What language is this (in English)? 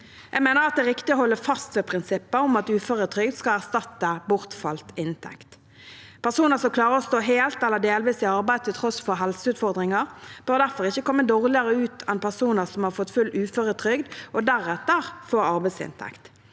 Norwegian